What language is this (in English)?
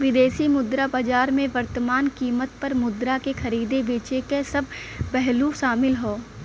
Bhojpuri